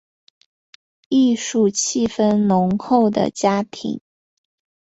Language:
Chinese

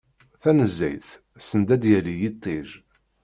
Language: Kabyle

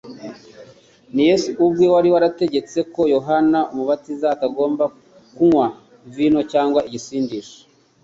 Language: Kinyarwanda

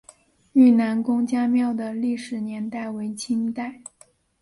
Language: Chinese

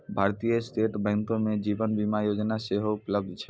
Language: Maithili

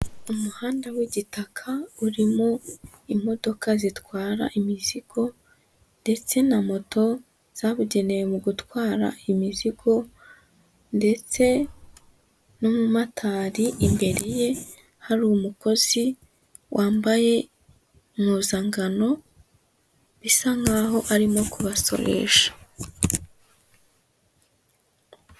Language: Kinyarwanda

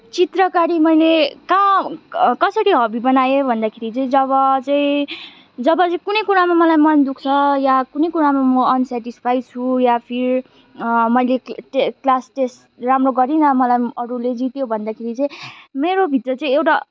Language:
Nepali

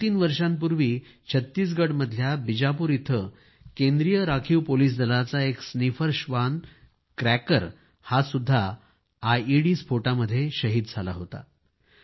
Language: Marathi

